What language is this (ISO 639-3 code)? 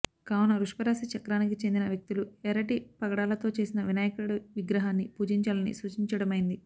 tel